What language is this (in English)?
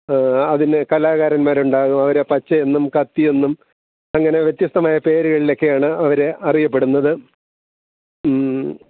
Malayalam